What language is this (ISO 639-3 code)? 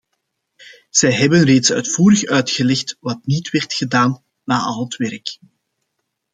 nld